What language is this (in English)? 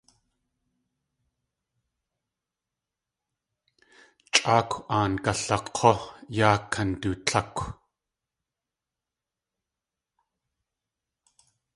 Tlingit